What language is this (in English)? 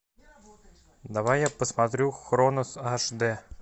Russian